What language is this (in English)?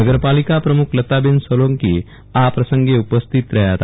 Gujarati